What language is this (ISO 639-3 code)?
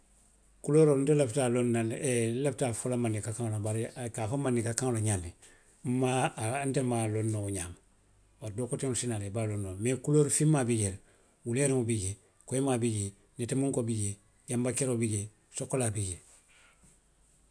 mlq